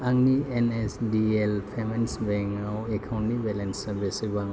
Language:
Bodo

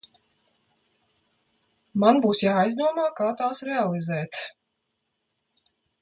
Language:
Latvian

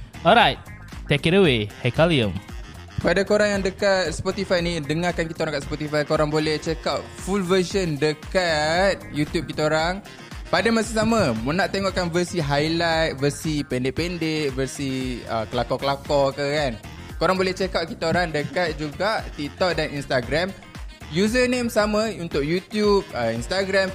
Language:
Malay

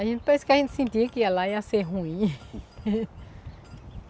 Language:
Portuguese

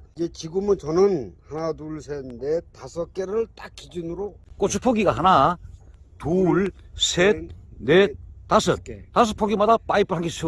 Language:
Korean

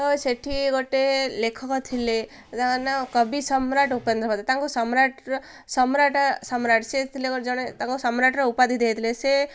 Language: Odia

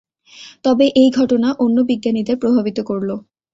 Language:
Bangla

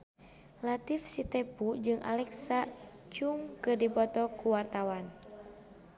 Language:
Sundanese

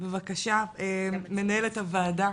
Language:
Hebrew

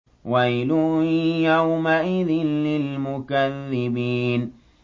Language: Arabic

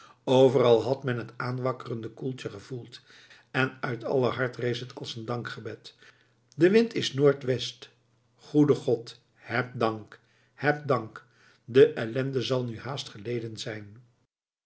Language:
Dutch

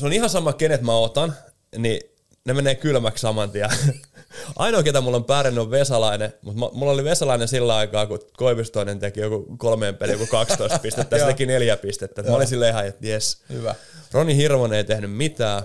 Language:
Finnish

